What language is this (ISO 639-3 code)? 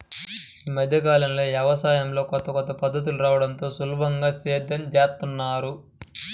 tel